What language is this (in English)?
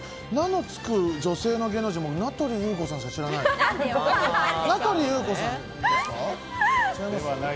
Japanese